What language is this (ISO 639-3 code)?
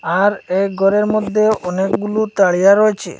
ben